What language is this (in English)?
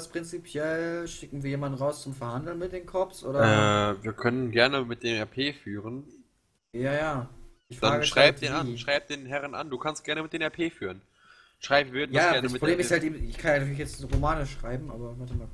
German